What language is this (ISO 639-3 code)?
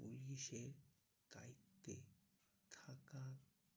ben